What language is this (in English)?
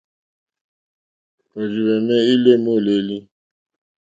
Mokpwe